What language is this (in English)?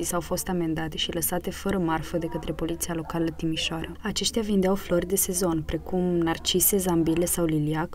Romanian